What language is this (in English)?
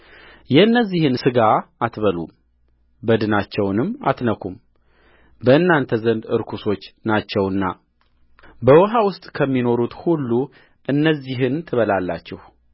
Amharic